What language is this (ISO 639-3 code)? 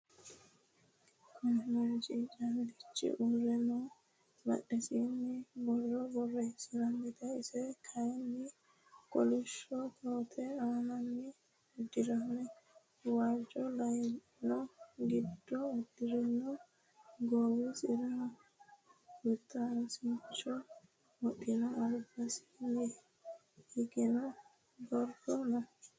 sid